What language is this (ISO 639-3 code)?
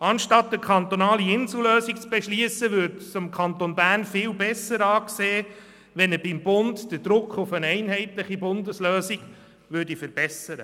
gsw